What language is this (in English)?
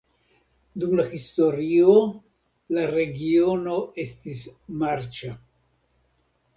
Esperanto